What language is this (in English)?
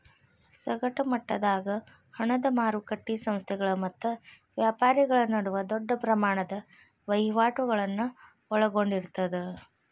Kannada